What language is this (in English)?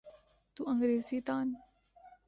Urdu